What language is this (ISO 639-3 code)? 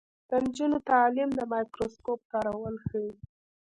pus